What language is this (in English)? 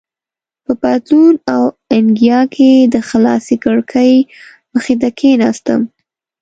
Pashto